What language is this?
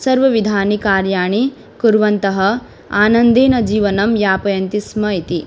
Sanskrit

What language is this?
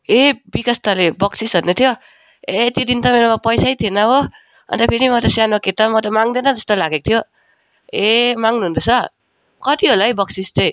Nepali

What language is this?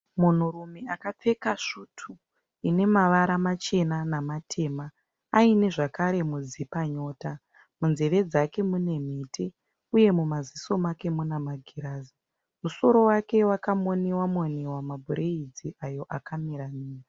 Shona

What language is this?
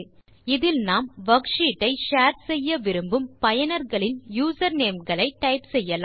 Tamil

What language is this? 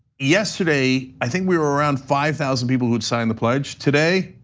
English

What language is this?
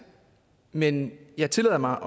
Danish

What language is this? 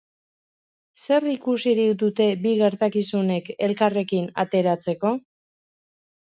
Basque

